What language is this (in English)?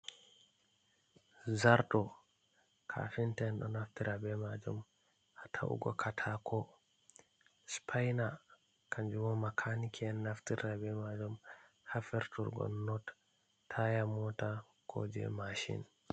Fula